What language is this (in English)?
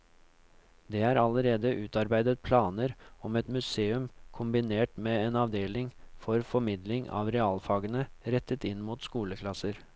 Norwegian